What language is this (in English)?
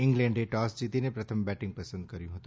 Gujarati